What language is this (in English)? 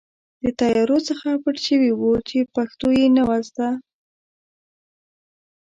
Pashto